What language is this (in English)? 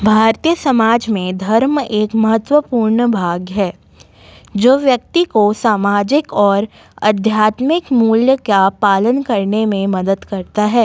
Hindi